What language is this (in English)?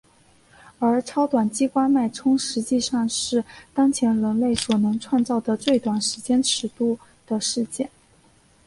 Chinese